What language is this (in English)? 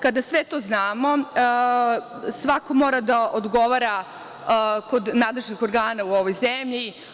Serbian